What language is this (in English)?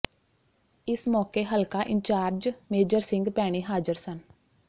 Punjabi